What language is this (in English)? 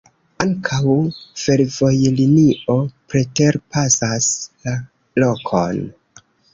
Esperanto